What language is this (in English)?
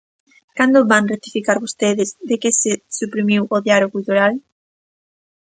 Galician